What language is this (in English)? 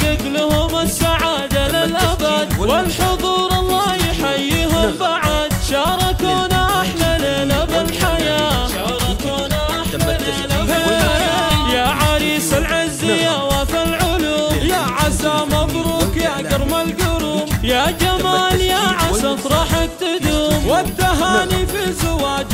Arabic